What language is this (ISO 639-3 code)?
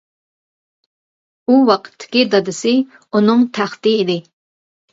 uig